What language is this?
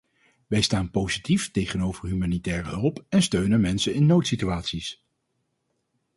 Dutch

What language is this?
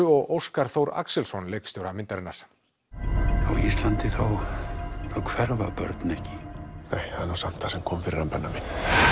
Icelandic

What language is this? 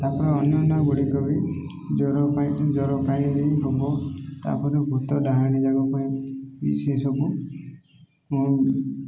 Odia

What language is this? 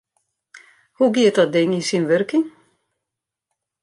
Western Frisian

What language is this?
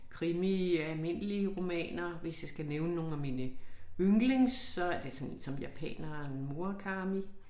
Danish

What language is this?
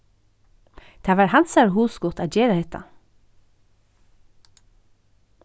Faroese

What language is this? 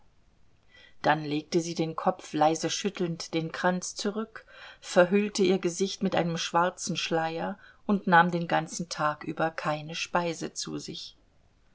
German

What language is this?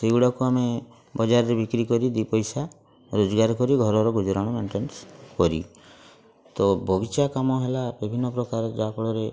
Odia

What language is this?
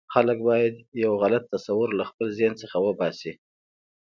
Pashto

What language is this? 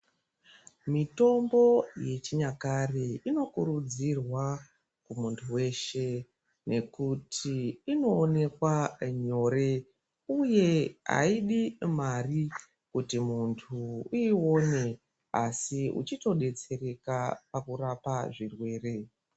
Ndau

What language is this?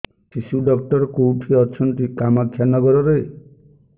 Odia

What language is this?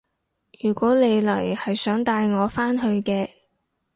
Cantonese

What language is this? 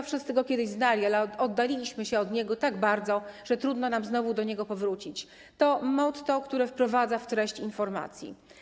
Polish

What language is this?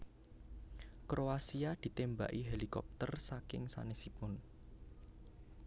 Javanese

